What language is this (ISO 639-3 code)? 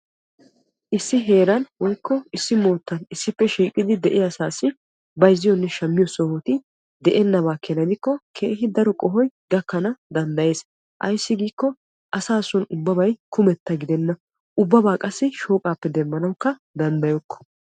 wal